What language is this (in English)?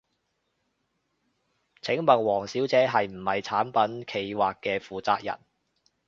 Cantonese